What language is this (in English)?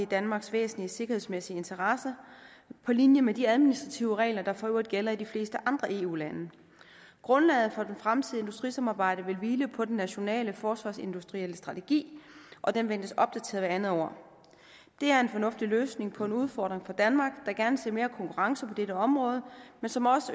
Danish